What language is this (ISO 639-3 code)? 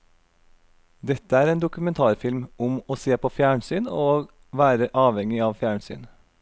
nor